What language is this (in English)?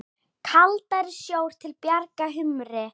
Icelandic